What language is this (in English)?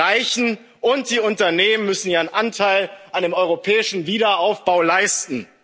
German